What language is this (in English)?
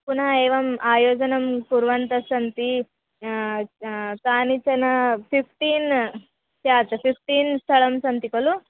Sanskrit